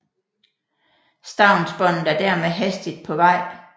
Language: Danish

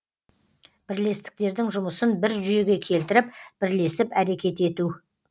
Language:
Kazakh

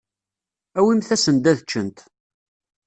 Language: Kabyle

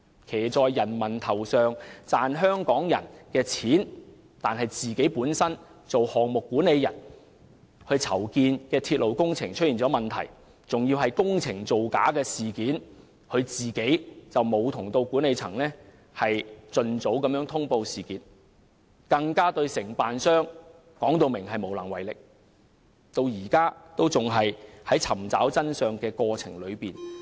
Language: Cantonese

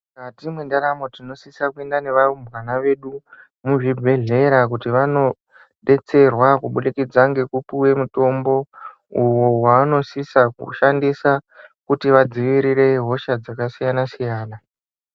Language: Ndau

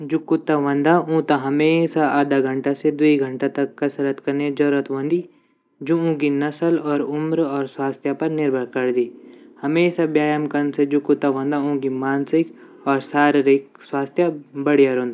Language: Garhwali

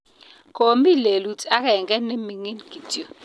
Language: Kalenjin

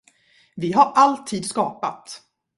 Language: Swedish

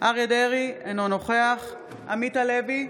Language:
Hebrew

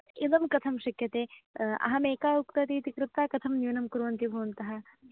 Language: Sanskrit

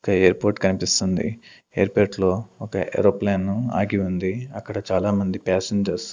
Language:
Telugu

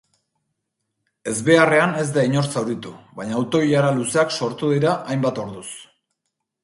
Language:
Basque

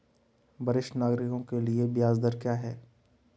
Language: Hindi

